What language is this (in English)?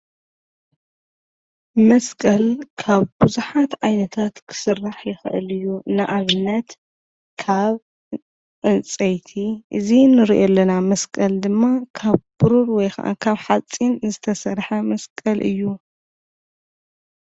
Tigrinya